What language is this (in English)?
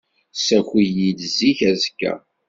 Kabyle